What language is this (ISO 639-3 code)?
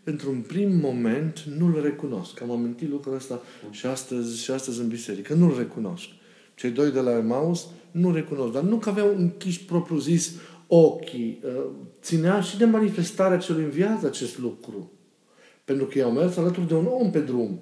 ron